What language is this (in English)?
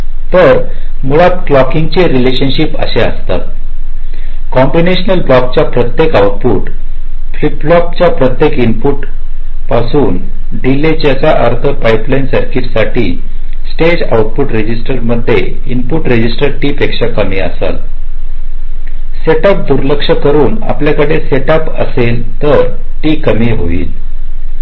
Marathi